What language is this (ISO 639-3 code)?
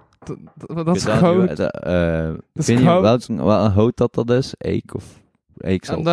nld